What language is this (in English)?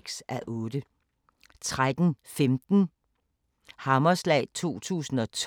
Danish